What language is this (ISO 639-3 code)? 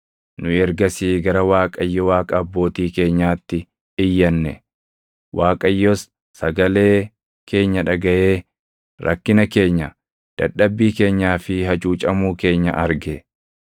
orm